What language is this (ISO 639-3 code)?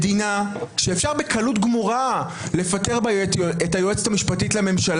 heb